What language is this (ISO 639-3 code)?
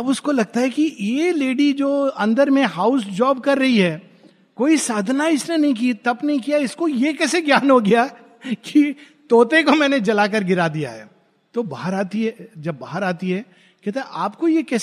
hin